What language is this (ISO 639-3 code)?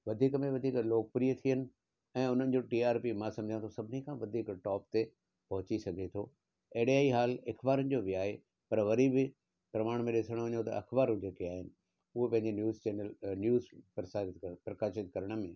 snd